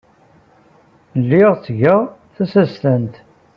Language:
Kabyle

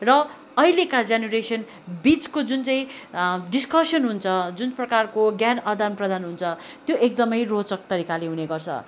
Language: Nepali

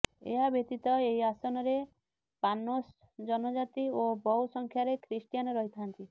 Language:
Odia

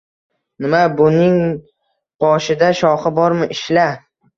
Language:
Uzbek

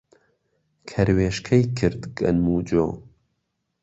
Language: Central Kurdish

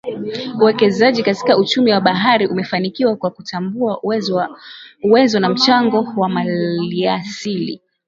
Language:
Swahili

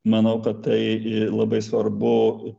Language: Lithuanian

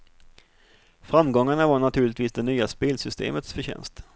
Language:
Swedish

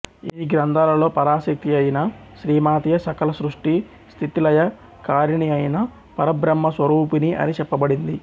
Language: Telugu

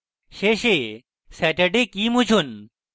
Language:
Bangla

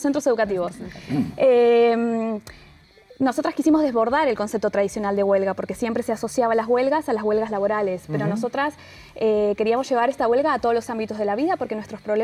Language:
Spanish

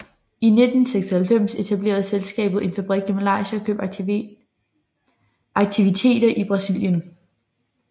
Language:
Danish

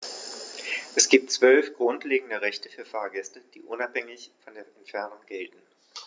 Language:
German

